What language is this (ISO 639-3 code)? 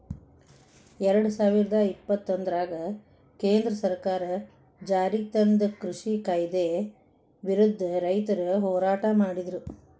kan